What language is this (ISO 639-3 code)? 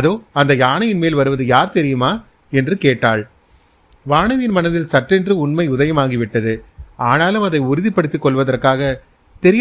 tam